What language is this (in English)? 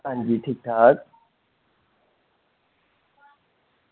Dogri